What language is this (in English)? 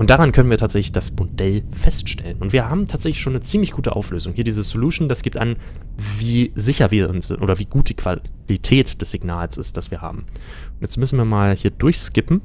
German